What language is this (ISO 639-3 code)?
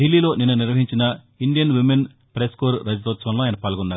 tel